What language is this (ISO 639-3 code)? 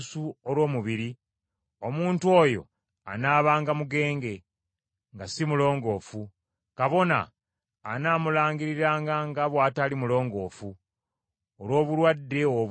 lug